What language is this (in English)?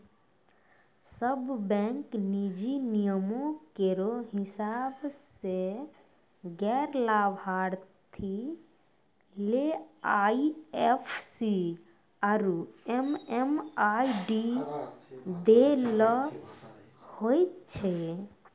Maithili